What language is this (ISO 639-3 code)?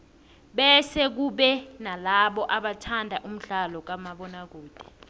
nbl